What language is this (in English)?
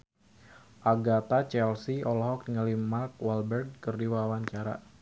Sundanese